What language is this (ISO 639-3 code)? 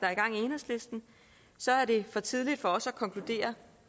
dan